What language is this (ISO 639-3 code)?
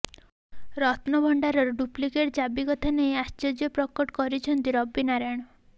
ori